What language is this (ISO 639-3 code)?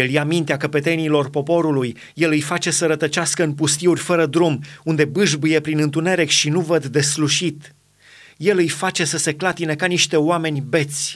ron